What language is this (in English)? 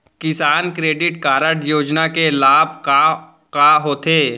Chhattisgarhi